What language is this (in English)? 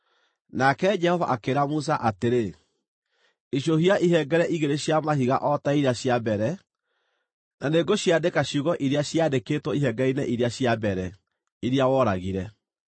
Kikuyu